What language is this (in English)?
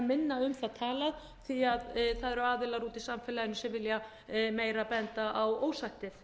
Icelandic